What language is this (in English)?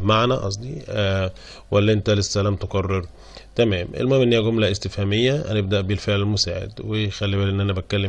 Arabic